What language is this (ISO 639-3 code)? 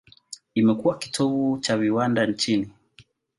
swa